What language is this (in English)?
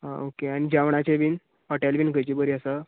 Konkani